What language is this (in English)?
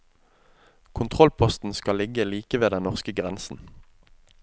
Norwegian